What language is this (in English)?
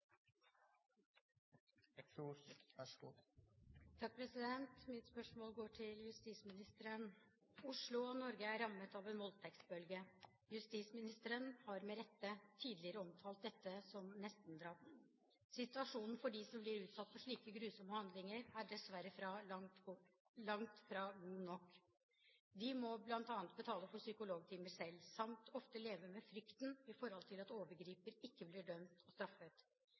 Norwegian